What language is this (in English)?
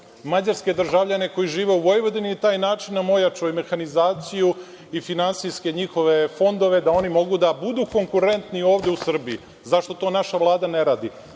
Serbian